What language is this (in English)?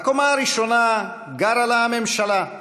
Hebrew